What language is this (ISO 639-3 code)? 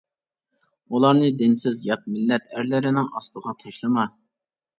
uig